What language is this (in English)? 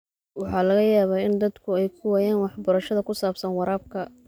Somali